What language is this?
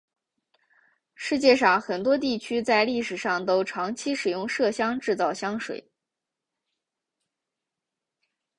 Chinese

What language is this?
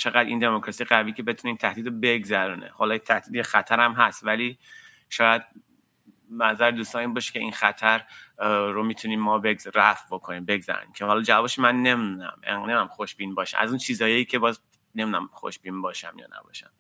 Persian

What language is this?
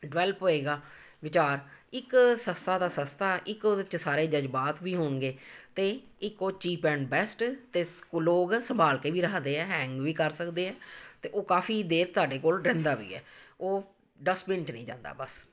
Punjabi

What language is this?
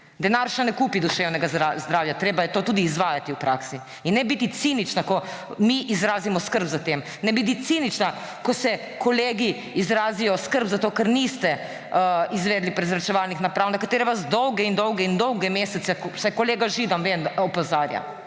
Slovenian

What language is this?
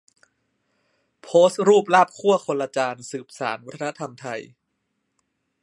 Thai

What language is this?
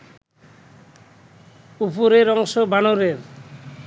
Bangla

